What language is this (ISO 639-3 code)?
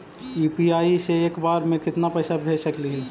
mag